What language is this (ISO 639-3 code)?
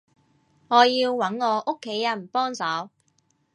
yue